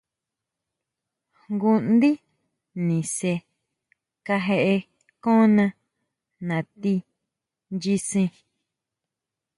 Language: Huautla Mazatec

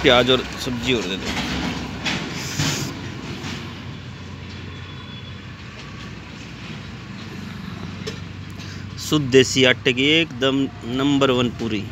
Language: Hindi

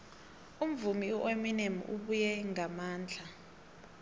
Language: South Ndebele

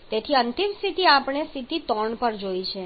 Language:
Gujarati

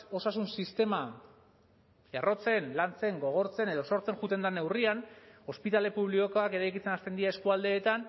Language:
Basque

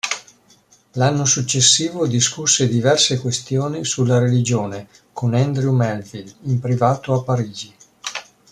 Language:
Italian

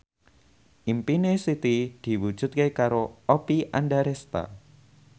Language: Javanese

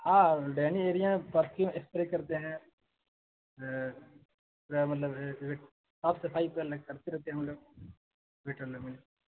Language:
Urdu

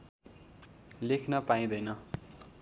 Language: Nepali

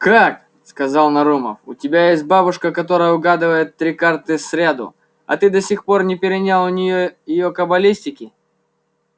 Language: Russian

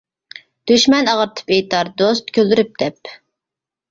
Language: Uyghur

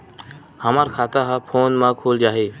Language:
Chhattisgarhi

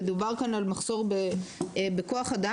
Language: Hebrew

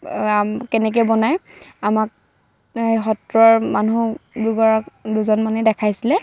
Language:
Assamese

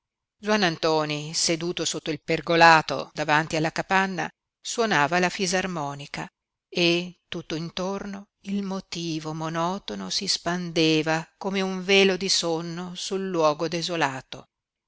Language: Italian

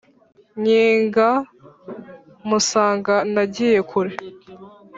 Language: Kinyarwanda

